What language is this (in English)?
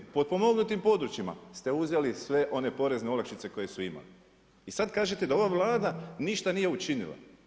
Croatian